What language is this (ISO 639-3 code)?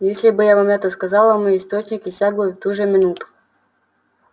rus